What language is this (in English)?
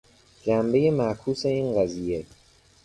Persian